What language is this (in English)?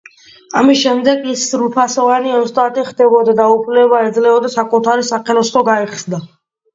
Georgian